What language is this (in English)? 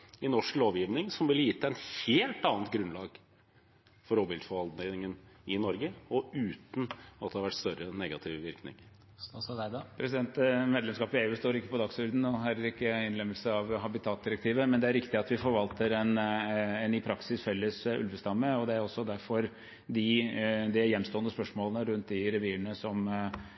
Norwegian Bokmål